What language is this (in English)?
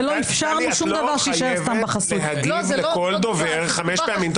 Hebrew